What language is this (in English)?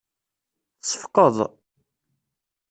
Kabyle